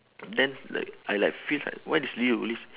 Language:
English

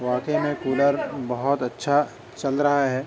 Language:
Urdu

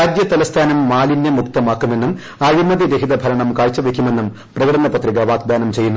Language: Malayalam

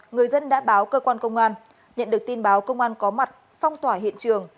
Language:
Vietnamese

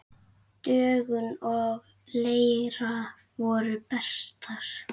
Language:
Icelandic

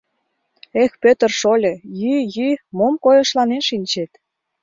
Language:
Mari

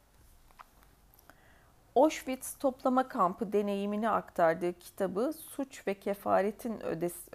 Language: Turkish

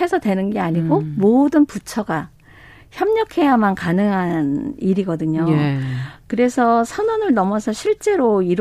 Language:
Korean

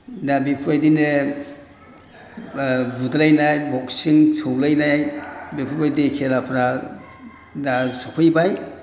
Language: Bodo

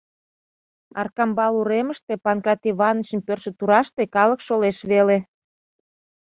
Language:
Mari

